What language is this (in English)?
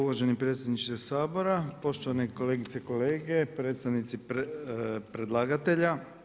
Croatian